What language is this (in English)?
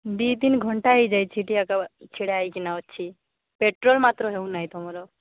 Odia